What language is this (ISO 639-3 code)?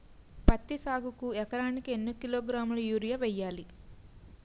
tel